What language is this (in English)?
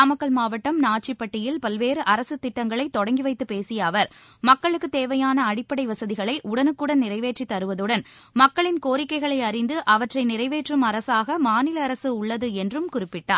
Tamil